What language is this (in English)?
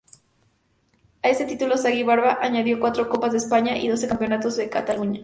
Spanish